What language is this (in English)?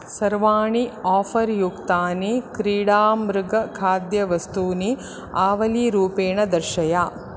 Sanskrit